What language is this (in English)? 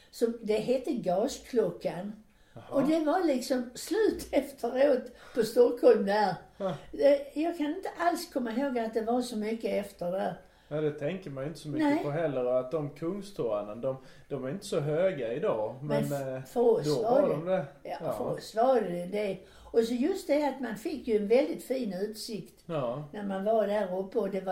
Swedish